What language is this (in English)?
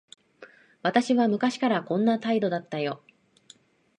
Japanese